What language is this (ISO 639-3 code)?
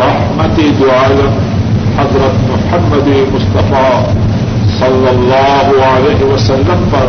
urd